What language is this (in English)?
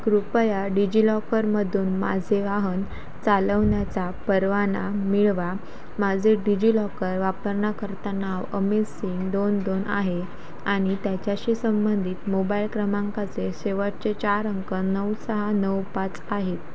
Marathi